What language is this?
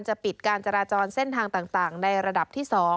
Thai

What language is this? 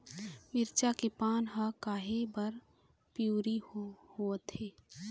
Chhattisgarhi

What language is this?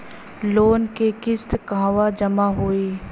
Bhojpuri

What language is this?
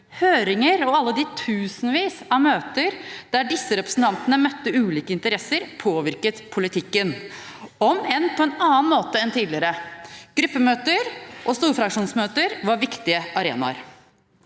Norwegian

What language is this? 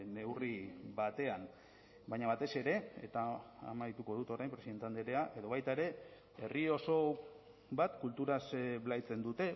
Basque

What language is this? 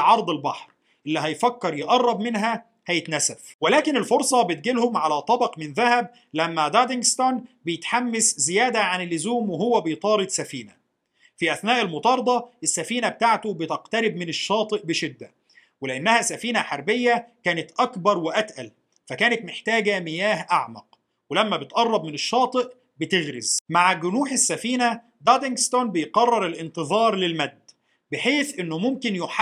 Arabic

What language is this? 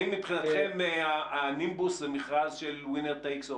Hebrew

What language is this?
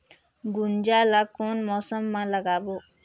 Chhattisgarhi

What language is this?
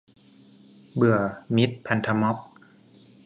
Thai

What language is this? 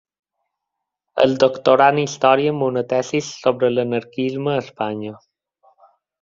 Catalan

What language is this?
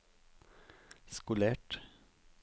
Norwegian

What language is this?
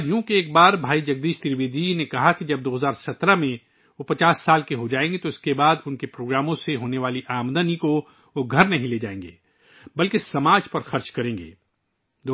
Urdu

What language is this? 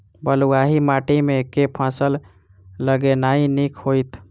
Maithili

